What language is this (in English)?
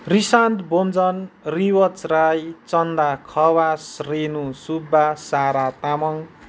Nepali